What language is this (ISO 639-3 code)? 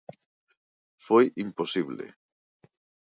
glg